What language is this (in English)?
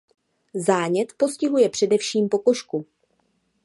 Czech